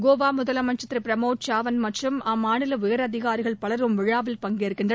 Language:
Tamil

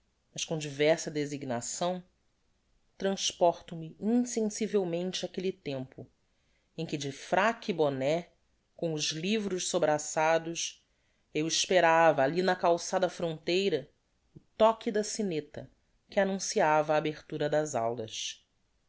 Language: Portuguese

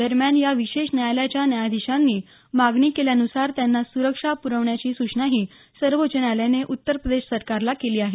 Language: Marathi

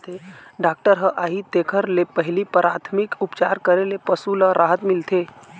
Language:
Chhattisgarhi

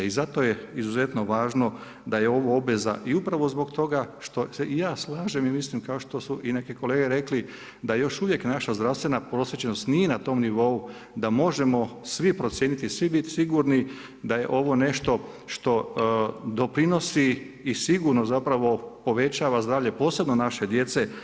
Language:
Croatian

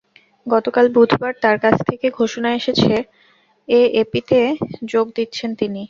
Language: Bangla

